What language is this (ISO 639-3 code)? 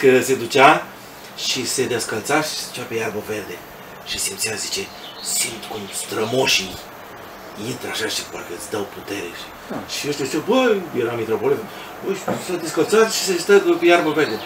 ron